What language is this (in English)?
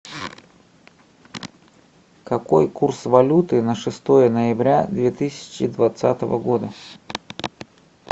Russian